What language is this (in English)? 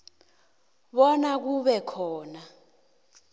South Ndebele